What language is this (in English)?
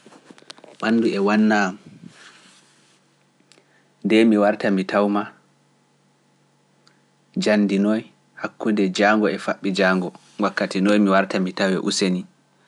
Pular